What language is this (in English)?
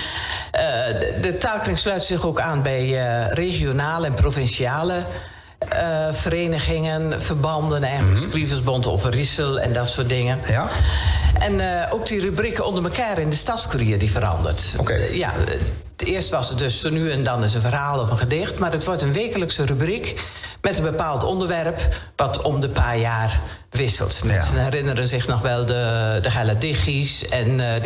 Dutch